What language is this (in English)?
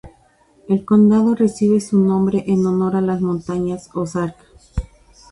Spanish